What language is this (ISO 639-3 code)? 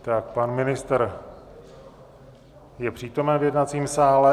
ces